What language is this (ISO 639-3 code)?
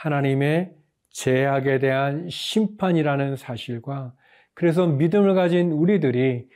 kor